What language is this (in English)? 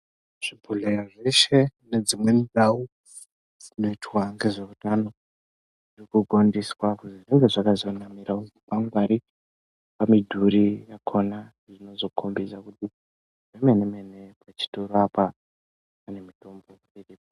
Ndau